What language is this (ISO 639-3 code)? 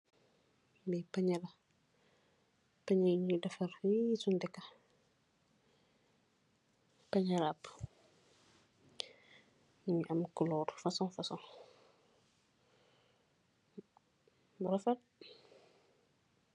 wol